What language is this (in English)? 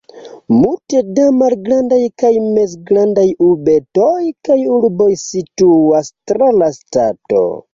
Esperanto